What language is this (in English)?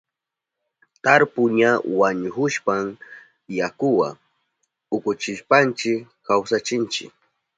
Southern Pastaza Quechua